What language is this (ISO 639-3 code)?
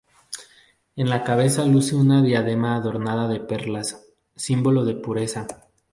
spa